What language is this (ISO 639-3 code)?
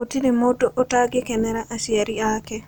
kik